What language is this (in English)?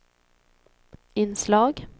Swedish